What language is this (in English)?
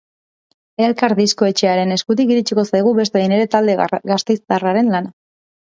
Basque